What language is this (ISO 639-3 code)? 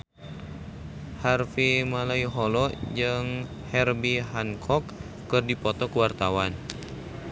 sun